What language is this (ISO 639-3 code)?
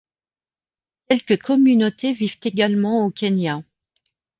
fra